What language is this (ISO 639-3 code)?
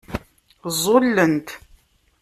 kab